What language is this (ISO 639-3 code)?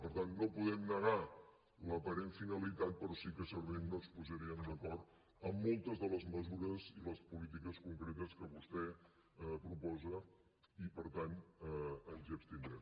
cat